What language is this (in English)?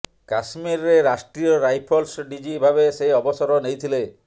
Odia